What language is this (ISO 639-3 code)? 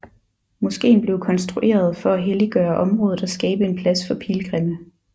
dan